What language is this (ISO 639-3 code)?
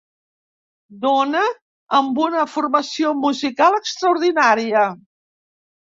cat